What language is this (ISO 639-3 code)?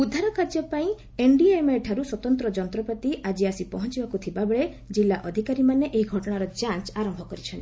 ori